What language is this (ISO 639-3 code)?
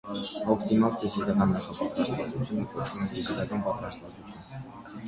hye